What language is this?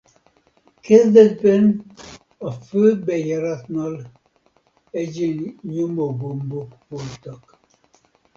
Hungarian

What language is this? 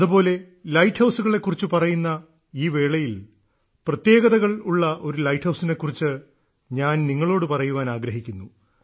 Malayalam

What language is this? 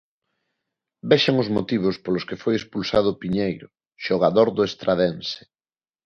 Galician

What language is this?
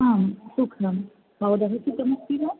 Sanskrit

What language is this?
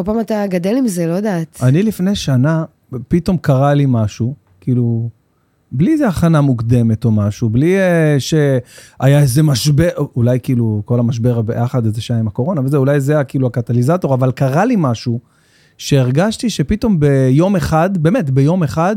Hebrew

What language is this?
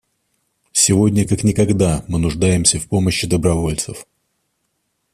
Russian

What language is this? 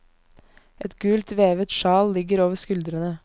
Norwegian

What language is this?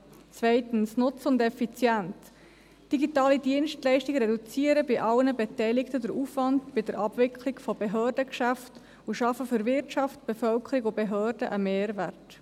Swiss German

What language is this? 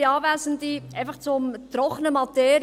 Swiss German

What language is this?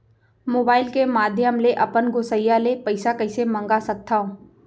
Chhattisgarhi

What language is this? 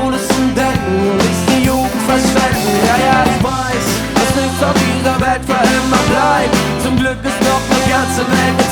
French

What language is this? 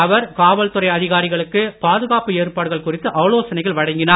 Tamil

